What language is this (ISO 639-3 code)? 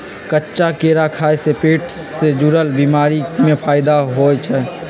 mag